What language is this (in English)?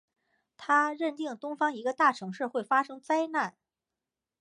Chinese